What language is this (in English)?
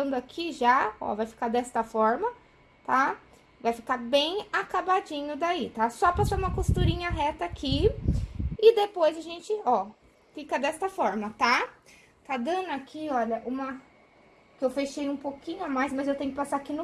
Portuguese